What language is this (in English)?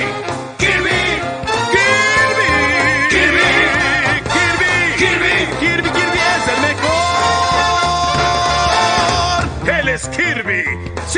Spanish